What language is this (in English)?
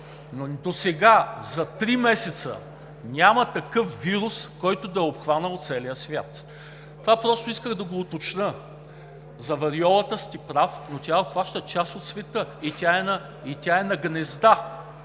Bulgarian